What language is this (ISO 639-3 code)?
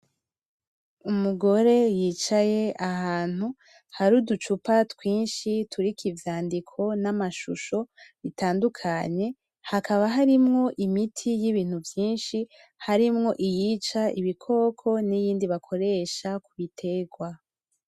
run